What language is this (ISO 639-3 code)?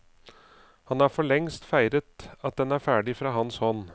nor